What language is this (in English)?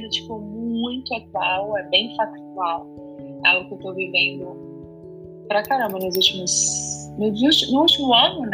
Portuguese